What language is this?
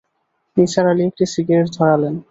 Bangla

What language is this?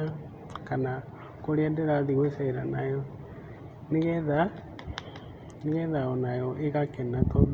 Kikuyu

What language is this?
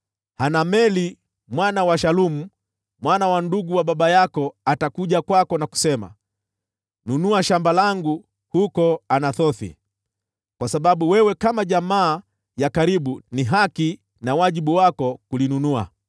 Swahili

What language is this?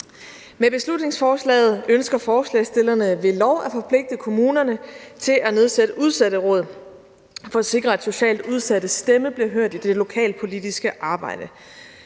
Danish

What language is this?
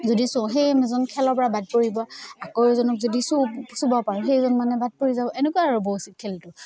Assamese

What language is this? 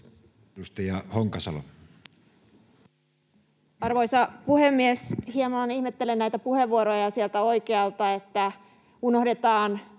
Finnish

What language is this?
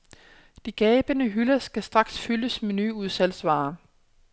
Danish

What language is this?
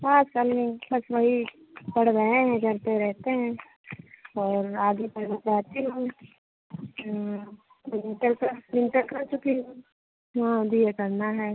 Hindi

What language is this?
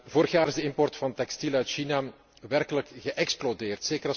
Dutch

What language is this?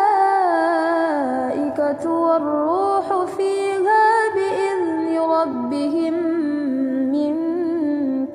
Arabic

